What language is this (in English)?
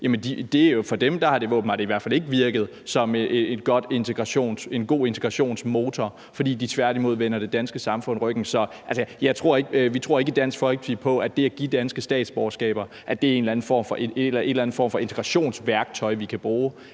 Danish